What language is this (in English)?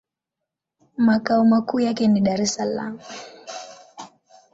Swahili